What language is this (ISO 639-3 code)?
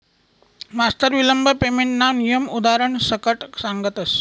mar